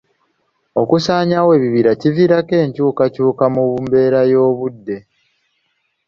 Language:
Ganda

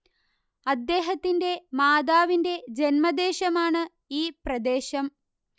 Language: Malayalam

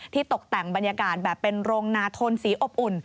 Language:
Thai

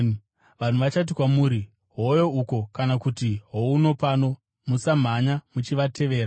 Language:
Shona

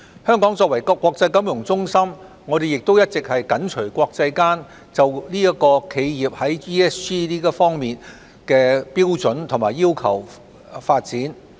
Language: Cantonese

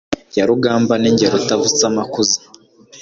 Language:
Kinyarwanda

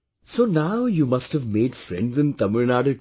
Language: English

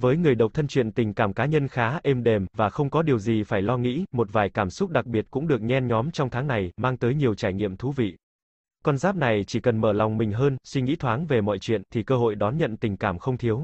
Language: Vietnamese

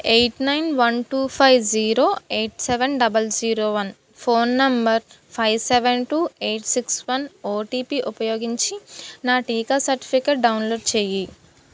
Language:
Telugu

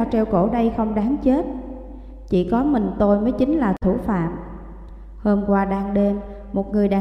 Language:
Vietnamese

